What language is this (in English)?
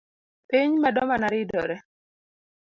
Luo (Kenya and Tanzania)